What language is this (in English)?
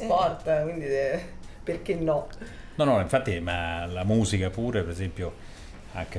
Italian